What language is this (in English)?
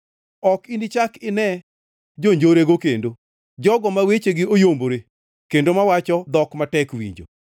Luo (Kenya and Tanzania)